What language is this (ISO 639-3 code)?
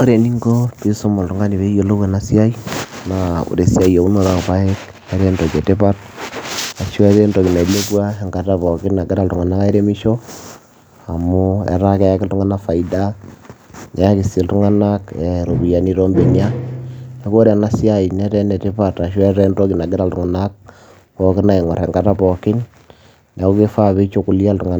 mas